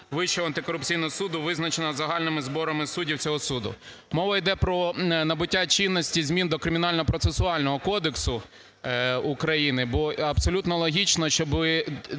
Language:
Ukrainian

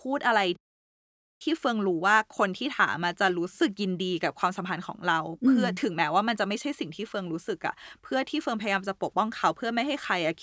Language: Thai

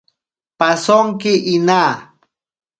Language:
Ashéninka Perené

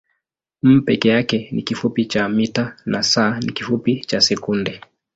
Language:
Swahili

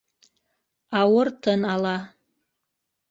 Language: Bashkir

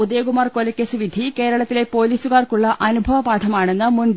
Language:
Malayalam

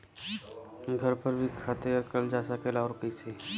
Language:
Bhojpuri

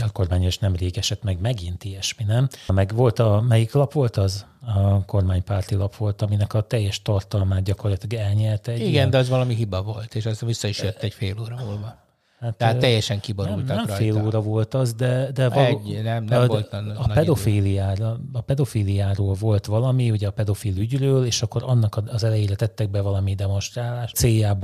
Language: Hungarian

